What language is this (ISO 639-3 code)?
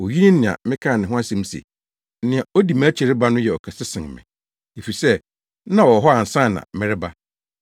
aka